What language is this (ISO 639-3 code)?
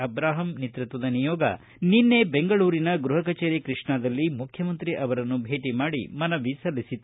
kan